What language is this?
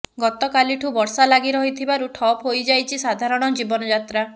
Odia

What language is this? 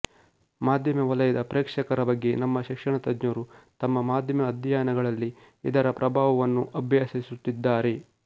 Kannada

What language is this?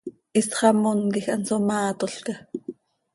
Seri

